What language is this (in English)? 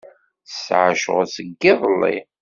Kabyle